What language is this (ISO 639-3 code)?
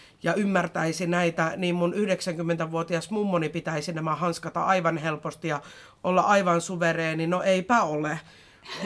fin